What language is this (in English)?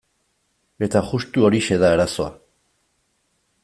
Basque